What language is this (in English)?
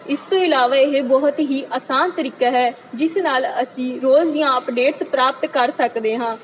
Punjabi